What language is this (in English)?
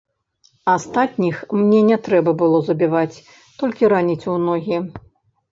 Belarusian